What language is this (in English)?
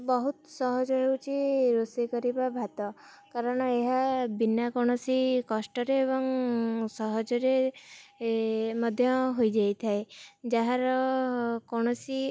Odia